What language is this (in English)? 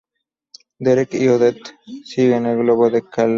Spanish